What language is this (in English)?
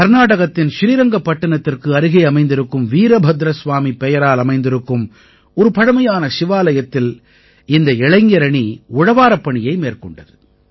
Tamil